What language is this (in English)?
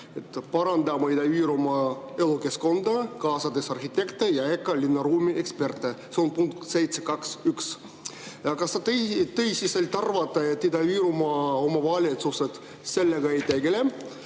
Estonian